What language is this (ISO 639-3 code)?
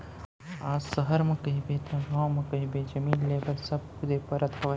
hne